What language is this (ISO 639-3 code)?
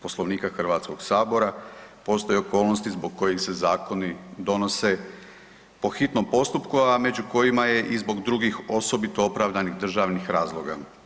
hrv